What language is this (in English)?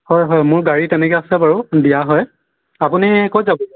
Assamese